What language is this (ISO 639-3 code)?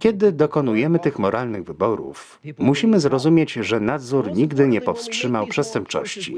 pol